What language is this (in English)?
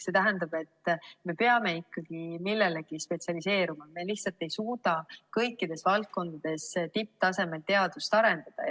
Estonian